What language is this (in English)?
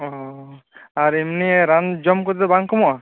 Santali